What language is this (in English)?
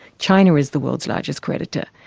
English